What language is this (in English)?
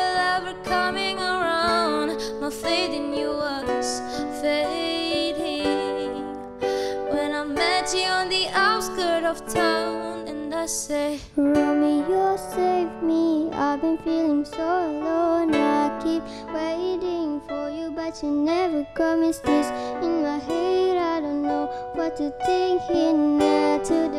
Malay